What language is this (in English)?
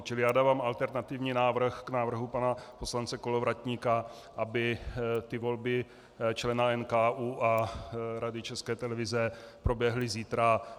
Czech